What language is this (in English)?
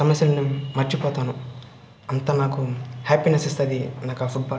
Telugu